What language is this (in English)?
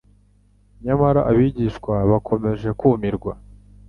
Kinyarwanda